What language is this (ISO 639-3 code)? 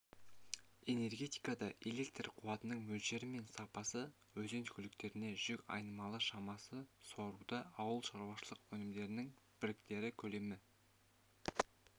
kaz